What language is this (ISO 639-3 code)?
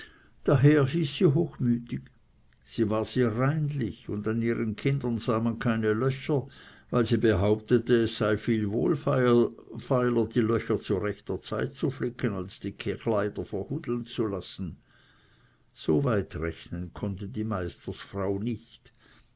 deu